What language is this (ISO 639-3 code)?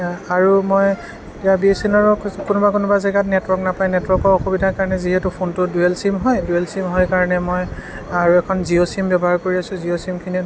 asm